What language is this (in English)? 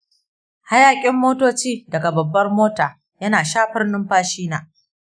Hausa